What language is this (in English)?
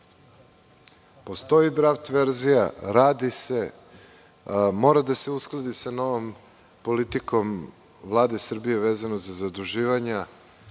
Serbian